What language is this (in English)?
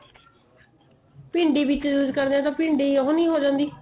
Punjabi